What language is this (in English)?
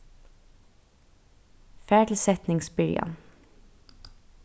Faroese